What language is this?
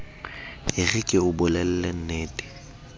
Southern Sotho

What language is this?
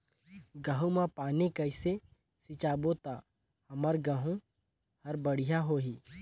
Chhattisgarhi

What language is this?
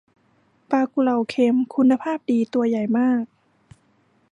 Thai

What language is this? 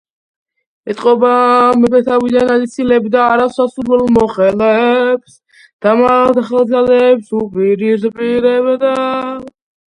Georgian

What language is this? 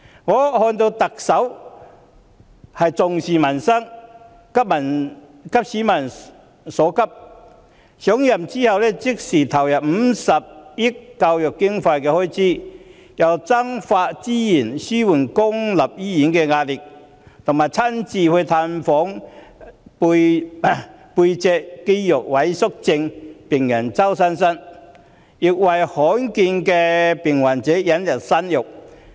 Cantonese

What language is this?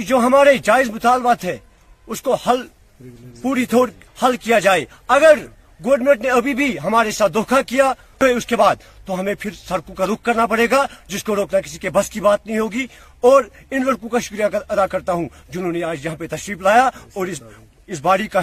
Urdu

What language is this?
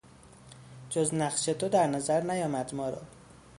Persian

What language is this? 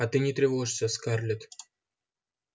Russian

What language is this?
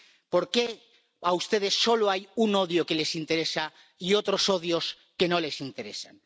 Spanish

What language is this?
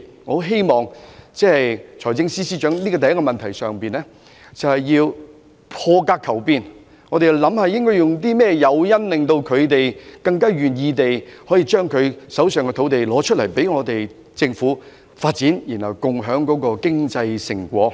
Cantonese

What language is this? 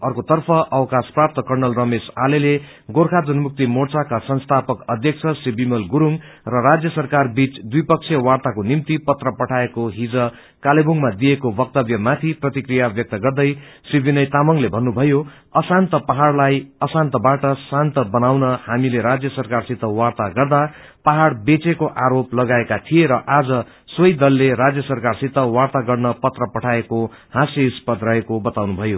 Nepali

